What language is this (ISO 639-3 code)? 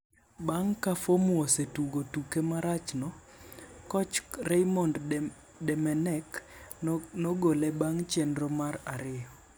luo